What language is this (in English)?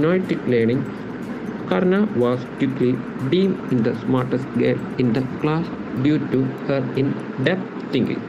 Malayalam